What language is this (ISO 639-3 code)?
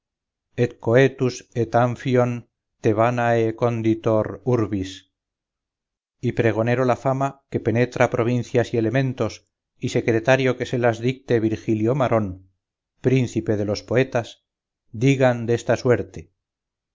spa